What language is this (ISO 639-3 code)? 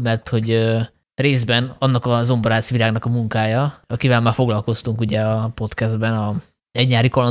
hun